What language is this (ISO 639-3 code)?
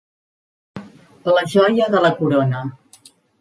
cat